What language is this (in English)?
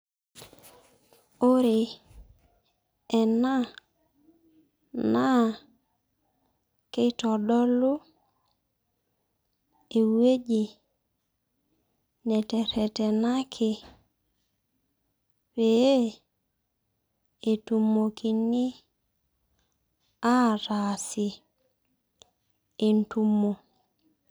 Masai